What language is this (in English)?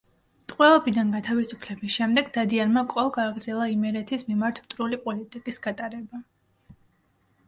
Georgian